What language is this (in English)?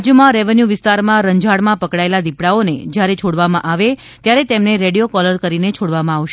Gujarati